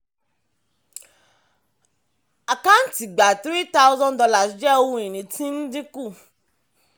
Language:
Yoruba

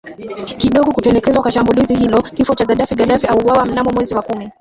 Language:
Swahili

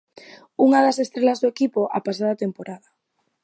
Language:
Galician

